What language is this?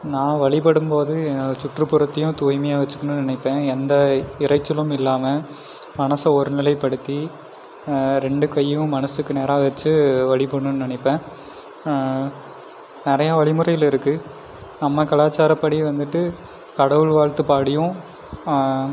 Tamil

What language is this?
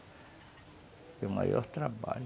Portuguese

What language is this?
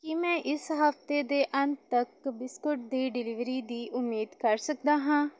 Punjabi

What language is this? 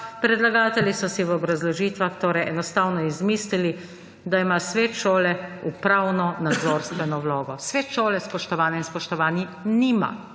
Slovenian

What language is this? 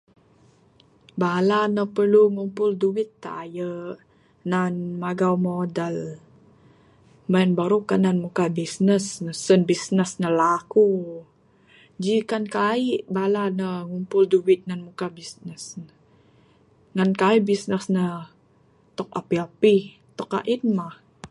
Bukar-Sadung Bidayuh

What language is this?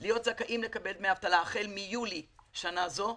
Hebrew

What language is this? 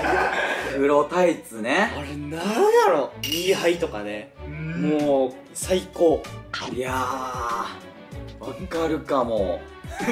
Japanese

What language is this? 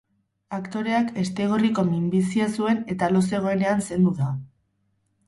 Basque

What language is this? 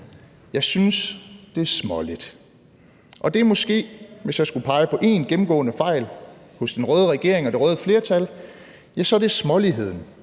Danish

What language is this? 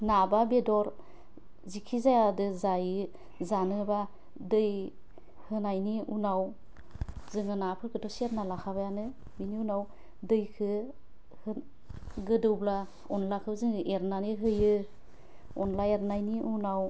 Bodo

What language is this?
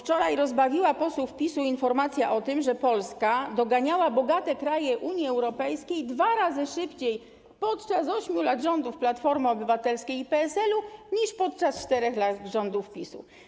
Polish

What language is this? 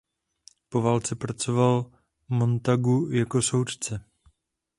Czech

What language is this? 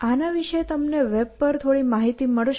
Gujarati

